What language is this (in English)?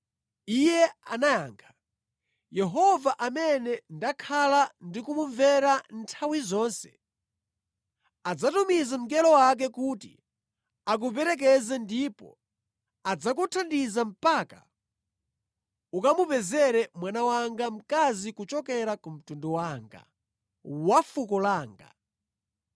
Nyanja